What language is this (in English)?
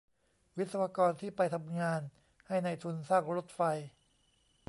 Thai